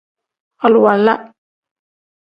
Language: Tem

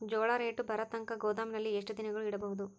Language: Kannada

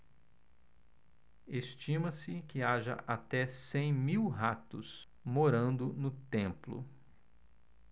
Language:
Portuguese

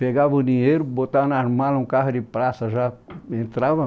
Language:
Portuguese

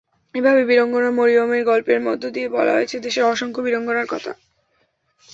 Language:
Bangla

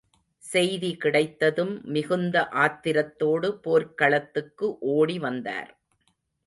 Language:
Tamil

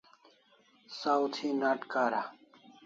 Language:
Kalasha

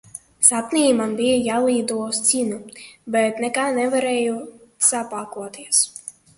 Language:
Latvian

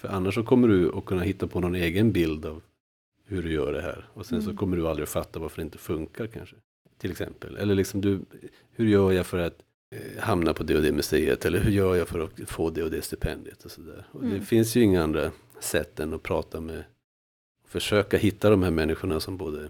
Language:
Swedish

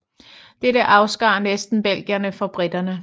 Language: Danish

